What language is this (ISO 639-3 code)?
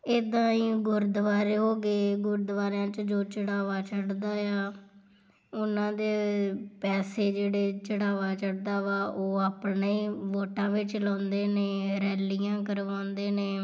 pan